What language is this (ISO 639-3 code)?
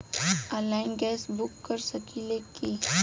bho